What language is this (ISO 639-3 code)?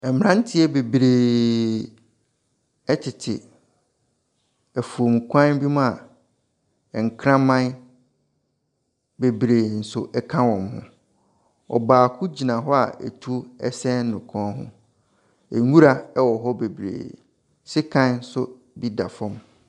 aka